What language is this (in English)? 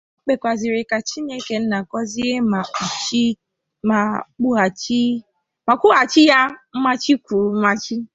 Igbo